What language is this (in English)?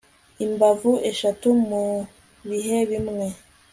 Kinyarwanda